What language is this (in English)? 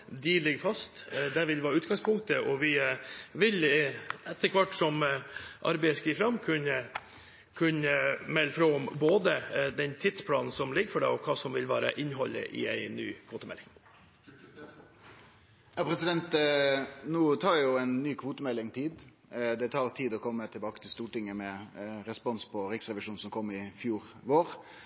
Norwegian